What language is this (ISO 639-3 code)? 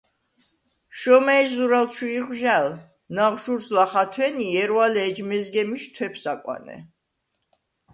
sva